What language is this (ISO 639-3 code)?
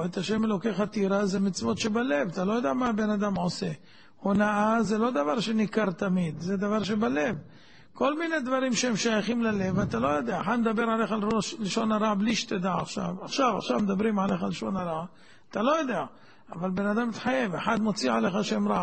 heb